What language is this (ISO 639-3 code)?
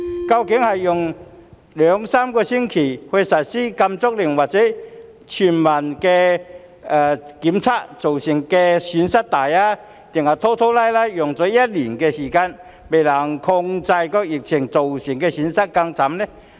yue